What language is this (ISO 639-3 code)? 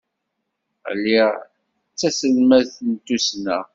kab